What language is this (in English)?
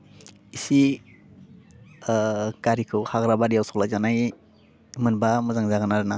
Bodo